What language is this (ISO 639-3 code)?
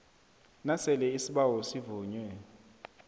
nbl